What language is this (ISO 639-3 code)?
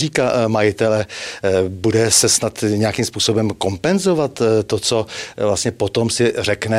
ces